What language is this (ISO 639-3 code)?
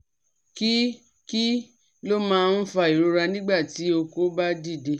yor